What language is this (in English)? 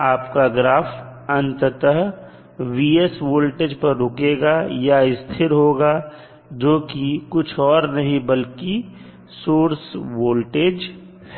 Hindi